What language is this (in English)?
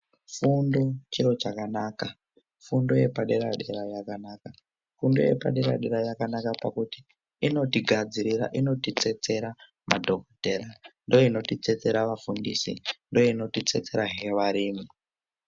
Ndau